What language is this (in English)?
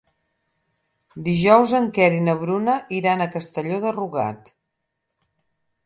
Catalan